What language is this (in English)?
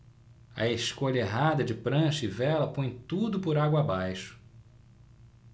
Portuguese